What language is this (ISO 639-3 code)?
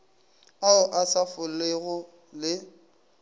nso